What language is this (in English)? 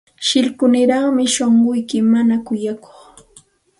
Santa Ana de Tusi Pasco Quechua